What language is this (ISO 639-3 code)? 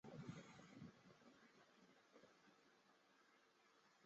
zho